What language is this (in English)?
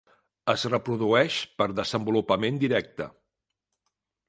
Catalan